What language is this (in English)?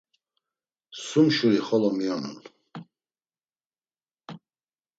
Laz